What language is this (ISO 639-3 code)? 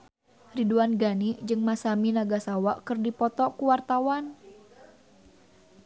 sun